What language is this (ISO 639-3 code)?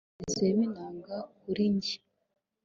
kin